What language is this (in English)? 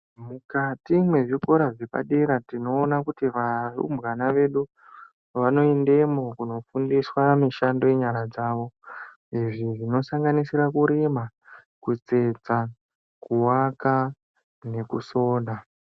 Ndau